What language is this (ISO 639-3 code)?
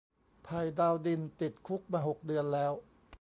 tha